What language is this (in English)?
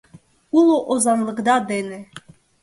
Mari